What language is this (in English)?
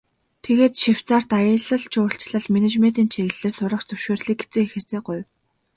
Mongolian